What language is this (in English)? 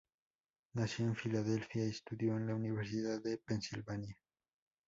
Spanish